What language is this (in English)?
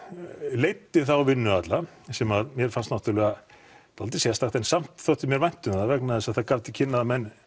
Icelandic